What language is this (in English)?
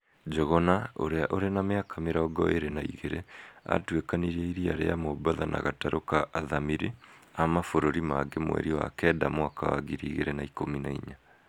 Kikuyu